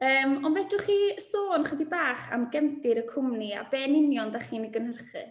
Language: Welsh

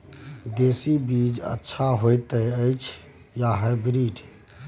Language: Maithili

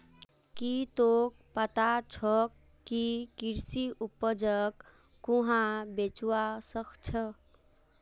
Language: Magahi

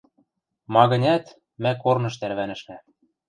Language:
Western Mari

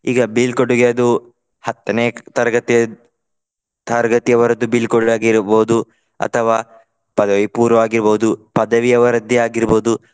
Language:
Kannada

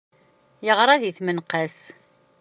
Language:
Kabyle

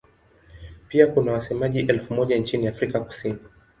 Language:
Swahili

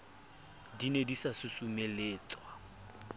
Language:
Southern Sotho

